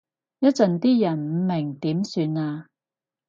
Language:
Cantonese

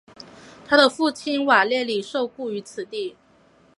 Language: Chinese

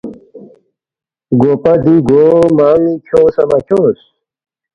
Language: Balti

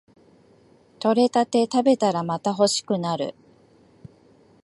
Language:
Japanese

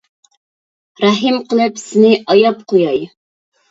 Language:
Uyghur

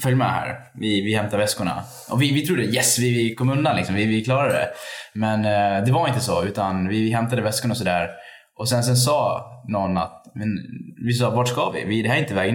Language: Swedish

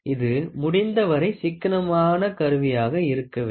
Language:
Tamil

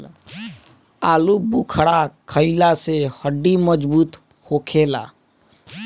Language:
Bhojpuri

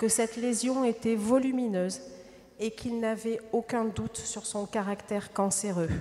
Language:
French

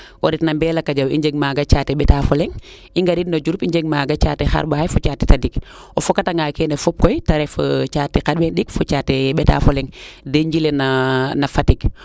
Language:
Serer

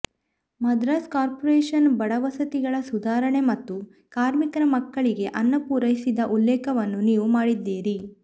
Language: Kannada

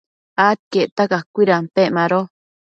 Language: Matsés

